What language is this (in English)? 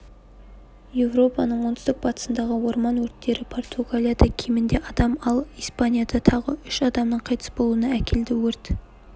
Kazakh